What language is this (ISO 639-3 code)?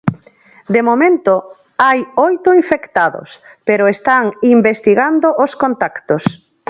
glg